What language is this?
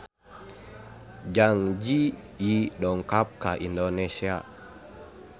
Sundanese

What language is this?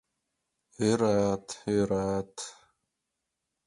Mari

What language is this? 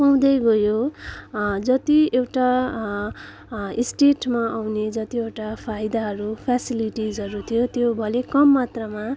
Nepali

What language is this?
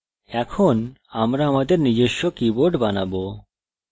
Bangla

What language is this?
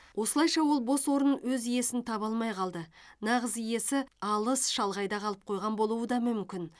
Kazakh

